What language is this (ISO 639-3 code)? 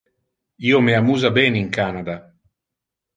ina